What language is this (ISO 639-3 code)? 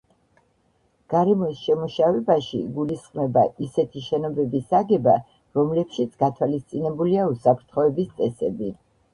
kat